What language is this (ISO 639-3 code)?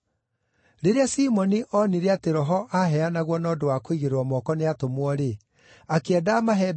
kik